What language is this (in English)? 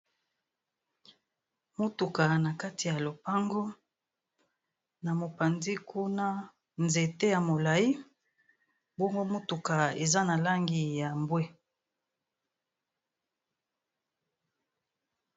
Lingala